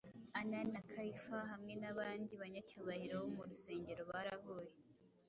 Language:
Kinyarwanda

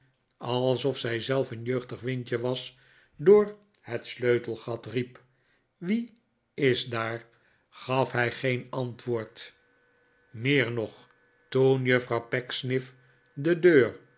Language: Dutch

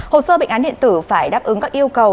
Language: Vietnamese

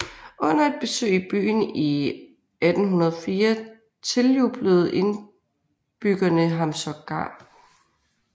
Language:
Danish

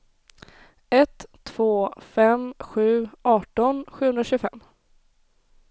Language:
Swedish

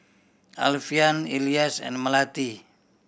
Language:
English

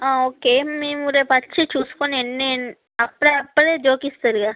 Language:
Telugu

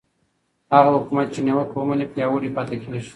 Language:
Pashto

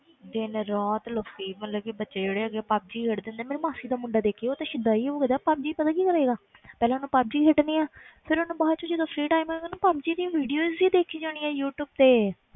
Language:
Punjabi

